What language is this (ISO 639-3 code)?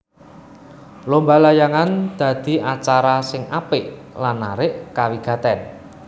jav